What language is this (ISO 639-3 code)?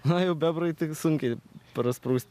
lit